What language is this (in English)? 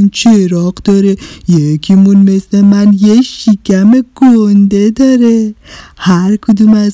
Persian